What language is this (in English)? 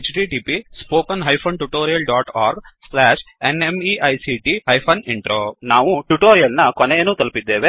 Kannada